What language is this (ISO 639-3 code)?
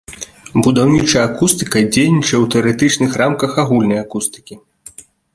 bel